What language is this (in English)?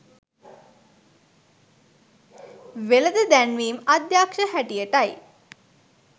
Sinhala